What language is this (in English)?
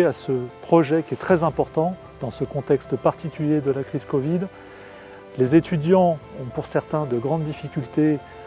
French